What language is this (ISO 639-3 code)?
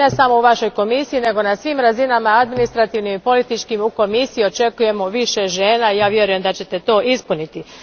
hrv